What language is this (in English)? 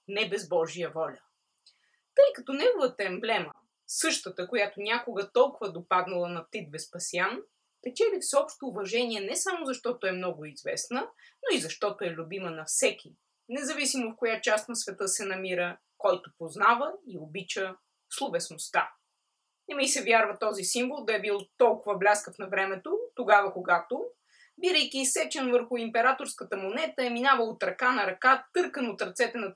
Bulgarian